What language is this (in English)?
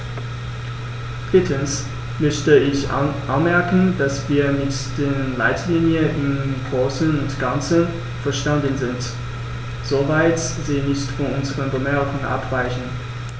German